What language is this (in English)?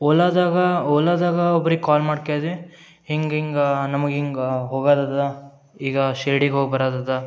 Kannada